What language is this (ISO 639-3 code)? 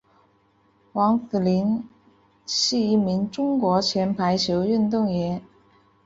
zho